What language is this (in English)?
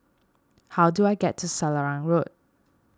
English